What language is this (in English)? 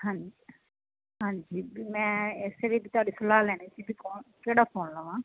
Punjabi